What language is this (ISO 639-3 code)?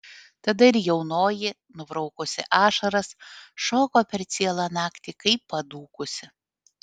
lit